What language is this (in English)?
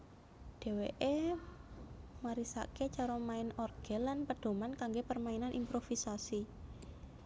Javanese